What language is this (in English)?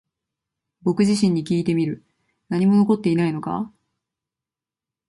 Japanese